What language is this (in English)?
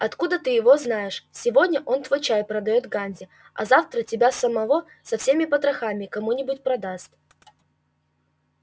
Russian